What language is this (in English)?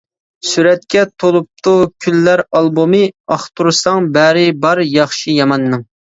Uyghur